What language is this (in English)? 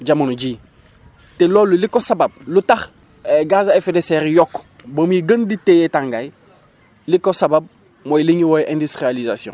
Wolof